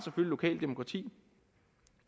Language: Danish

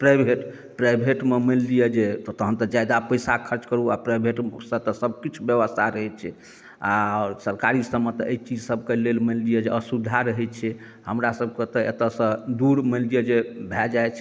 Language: Maithili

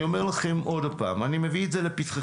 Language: Hebrew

